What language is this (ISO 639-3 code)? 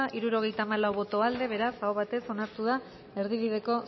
eus